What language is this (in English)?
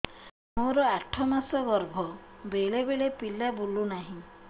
Odia